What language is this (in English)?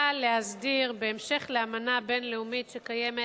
Hebrew